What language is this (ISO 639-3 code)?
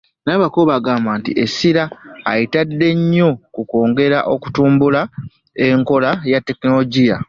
lug